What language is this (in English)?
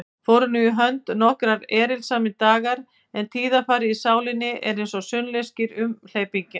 Icelandic